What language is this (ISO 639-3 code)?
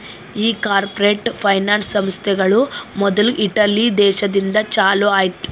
kan